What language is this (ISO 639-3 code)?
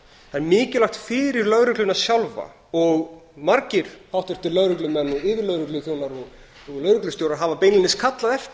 isl